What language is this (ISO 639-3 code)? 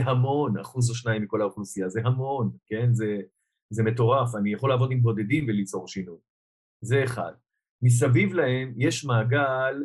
heb